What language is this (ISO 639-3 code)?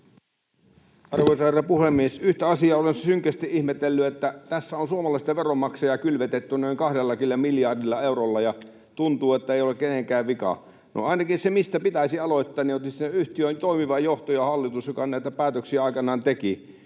fin